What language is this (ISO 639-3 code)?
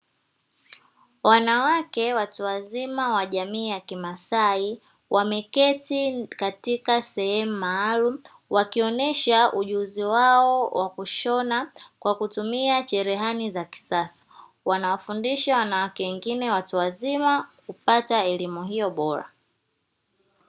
swa